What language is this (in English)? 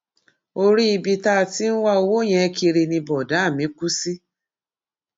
Yoruba